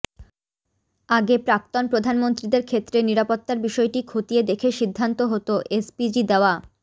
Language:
Bangla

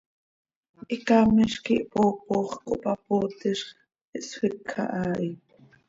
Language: Seri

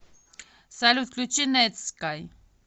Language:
Russian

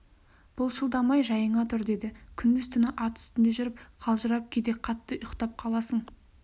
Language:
Kazakh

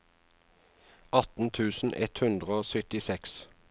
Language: Norwegian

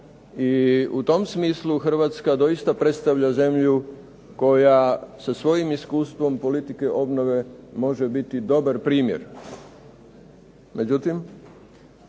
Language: Croatian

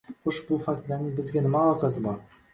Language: Uzbek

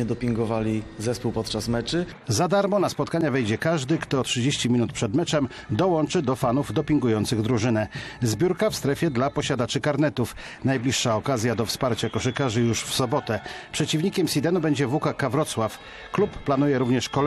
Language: Polish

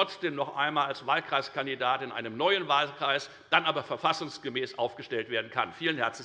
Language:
German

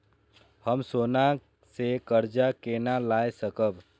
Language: Maithili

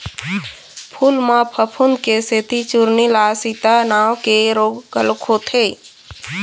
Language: Chhattisgarhi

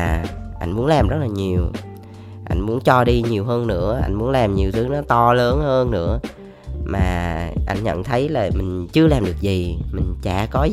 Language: Vietnamese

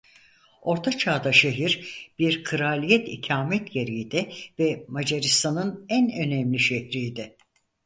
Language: Turkish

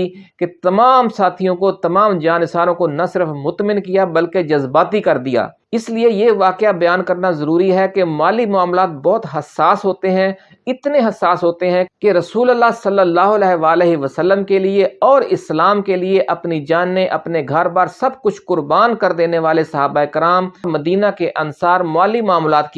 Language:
Urdu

